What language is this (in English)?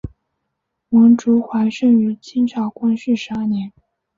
Chinese